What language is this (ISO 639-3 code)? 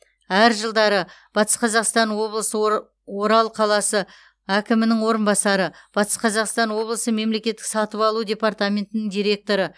kaz